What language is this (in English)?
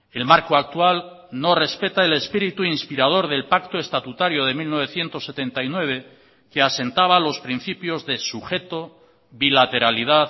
Spanish